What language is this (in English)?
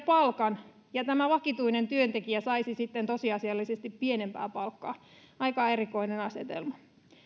Finnish